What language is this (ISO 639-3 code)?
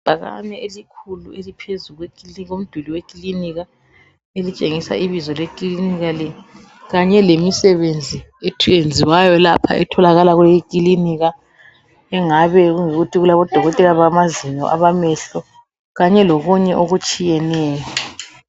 nde